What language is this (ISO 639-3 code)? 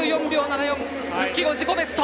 jpn